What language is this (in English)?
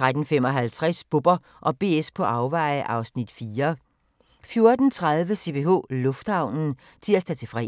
Danish